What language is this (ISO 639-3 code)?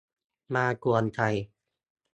tha